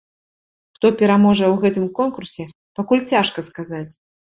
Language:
Belarusian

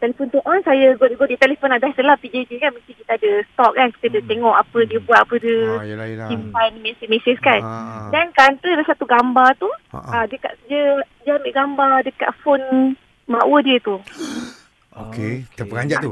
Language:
Malay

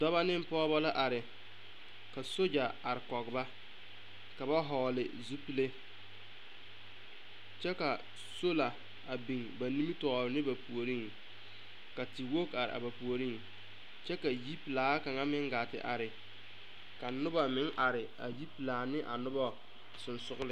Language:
Southern Dagaare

